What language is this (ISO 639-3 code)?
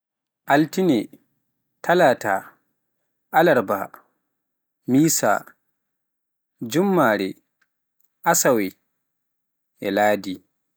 fuf